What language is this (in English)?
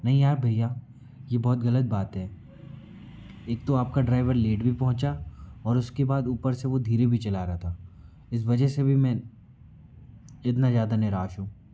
Hindi